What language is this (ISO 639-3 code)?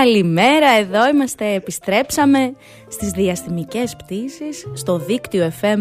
ell